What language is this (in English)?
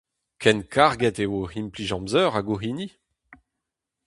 Breton